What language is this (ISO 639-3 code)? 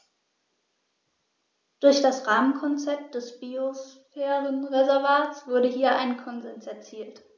deu